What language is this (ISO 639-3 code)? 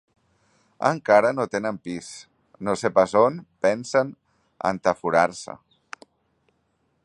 cat